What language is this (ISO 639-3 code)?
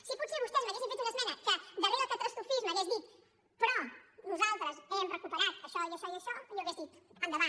cat